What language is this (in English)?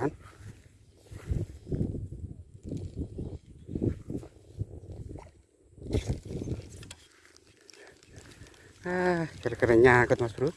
Indonesian